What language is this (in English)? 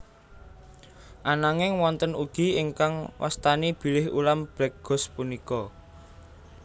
Javanese